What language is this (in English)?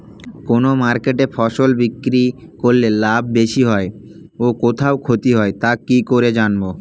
Bangla